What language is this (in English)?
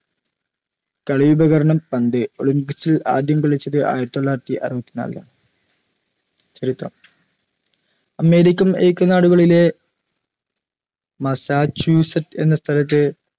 Malayalam